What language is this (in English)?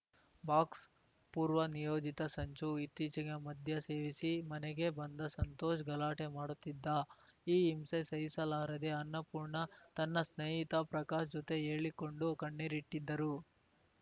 Kannada